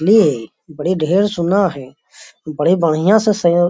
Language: Magahi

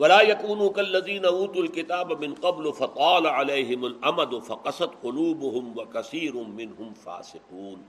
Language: Urdu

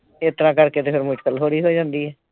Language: Punjabi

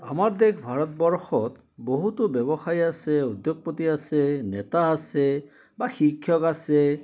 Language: Assamese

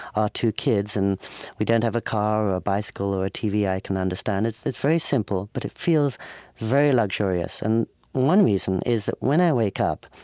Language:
English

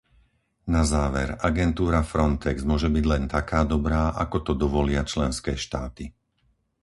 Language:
Slovak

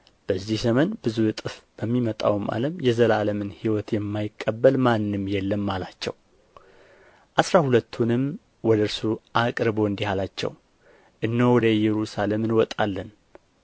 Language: Amharic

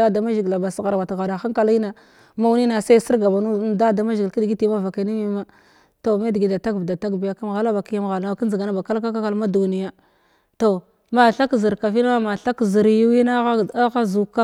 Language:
Glavda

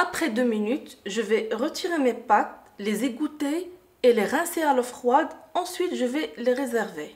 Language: French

